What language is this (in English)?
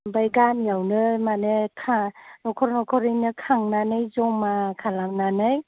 Bodo